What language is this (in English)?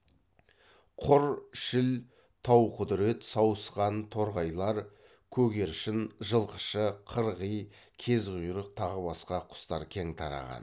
Kazakh